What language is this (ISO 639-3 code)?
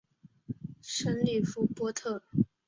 zho